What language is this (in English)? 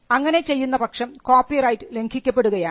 Malayalam